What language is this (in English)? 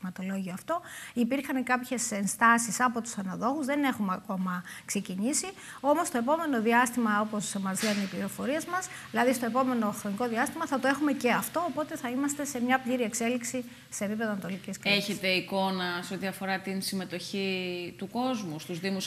Greek